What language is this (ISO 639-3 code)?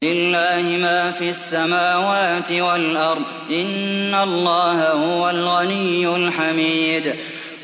ara